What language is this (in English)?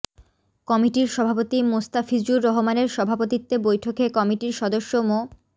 Bangla